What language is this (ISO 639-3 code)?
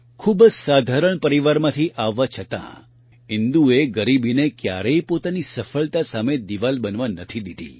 guj